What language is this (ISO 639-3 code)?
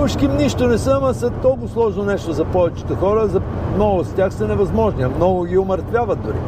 bul